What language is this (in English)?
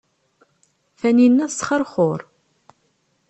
Kabyle